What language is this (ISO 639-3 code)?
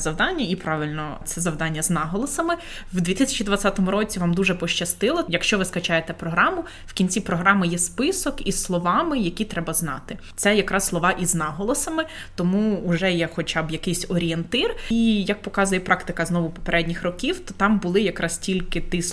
ukr